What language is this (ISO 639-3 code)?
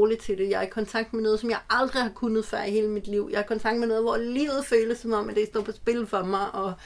dan